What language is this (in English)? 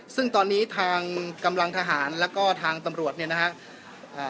Thai